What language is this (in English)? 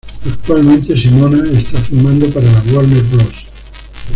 Spanish